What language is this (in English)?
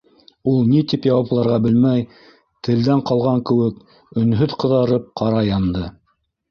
Bashkir